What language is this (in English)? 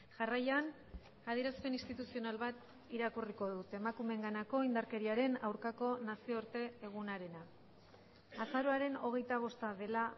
Basque